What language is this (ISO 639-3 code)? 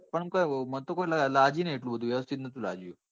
guj